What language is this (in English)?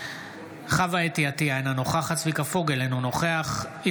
Hebrew